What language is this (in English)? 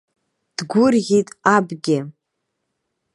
Abkhazian